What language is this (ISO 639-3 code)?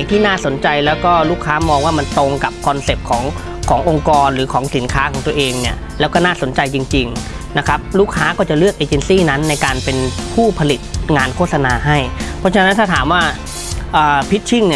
tha